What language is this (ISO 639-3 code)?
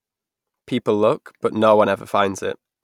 eng